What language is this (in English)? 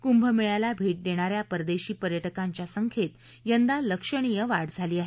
Marathi